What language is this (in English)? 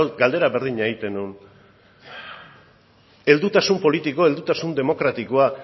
Basque